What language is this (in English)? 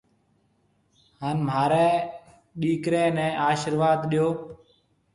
Marwari (Pakistan)